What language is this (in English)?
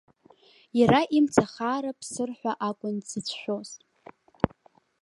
Abkhazian